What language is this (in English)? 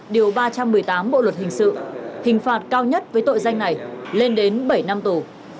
Vietnamese